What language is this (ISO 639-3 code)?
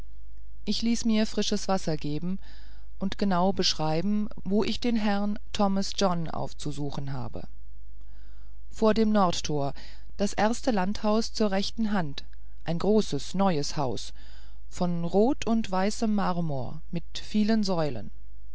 deu